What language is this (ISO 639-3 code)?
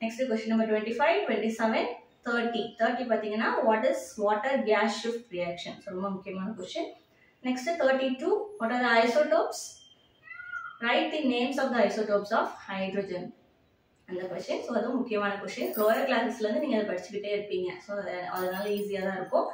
tam